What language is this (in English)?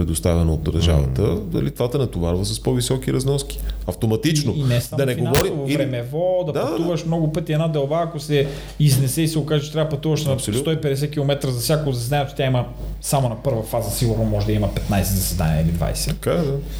Bulgarian